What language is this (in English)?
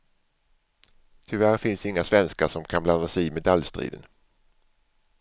Swedish